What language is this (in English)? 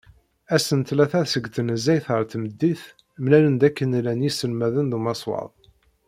Kabyle